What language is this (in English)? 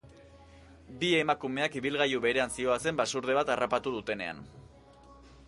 Basque